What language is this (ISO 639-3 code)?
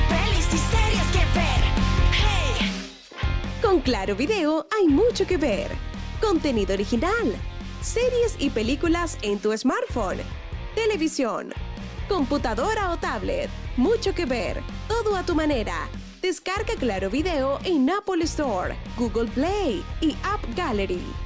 spa